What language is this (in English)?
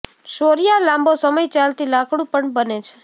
Gujarati